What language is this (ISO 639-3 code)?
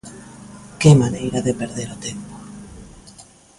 glg